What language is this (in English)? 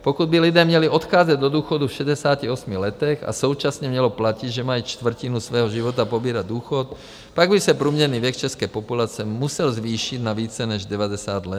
Czech